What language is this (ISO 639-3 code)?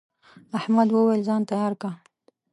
pus